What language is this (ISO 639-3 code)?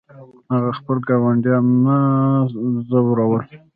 pus